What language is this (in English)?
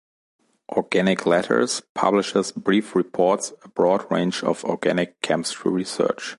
English